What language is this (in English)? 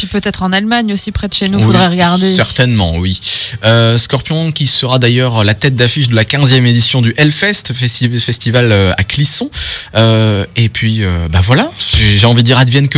French